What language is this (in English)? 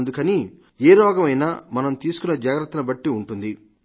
Telugu